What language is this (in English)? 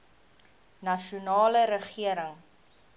Afrikaans